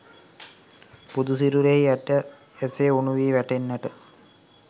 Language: Sinhala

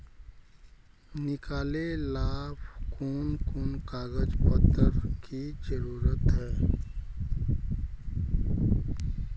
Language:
Magahi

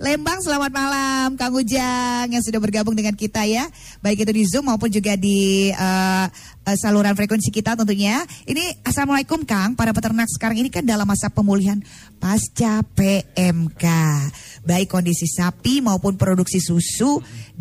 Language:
Indonesian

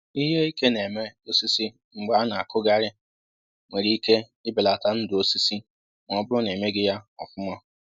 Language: Igbo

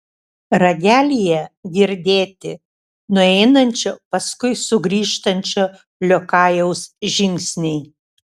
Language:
Lithuanian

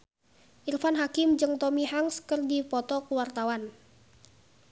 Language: Sundanese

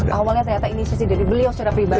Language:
Indonesian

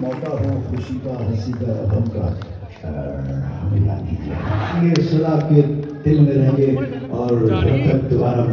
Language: Arabic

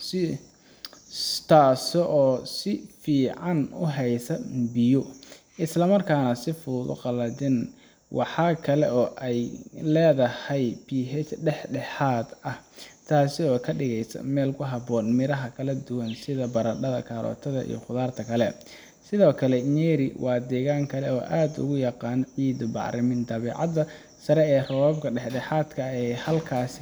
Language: Somali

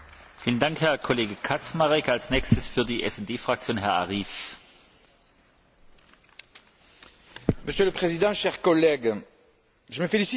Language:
French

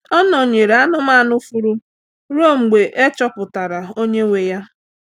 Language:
Igbo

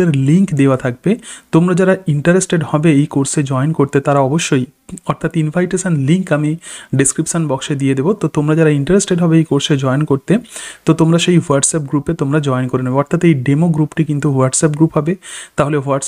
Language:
Hindi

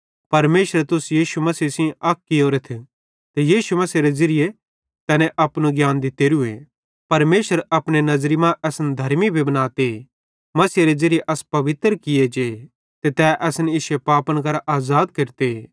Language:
Bhadrawahi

